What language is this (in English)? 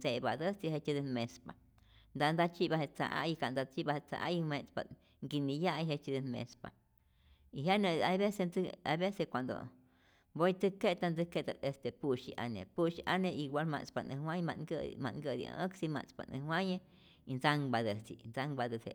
Rayón Zoque